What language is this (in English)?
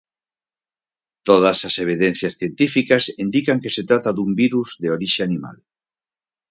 Galician